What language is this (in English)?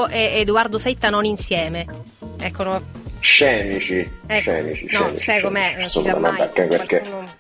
Italian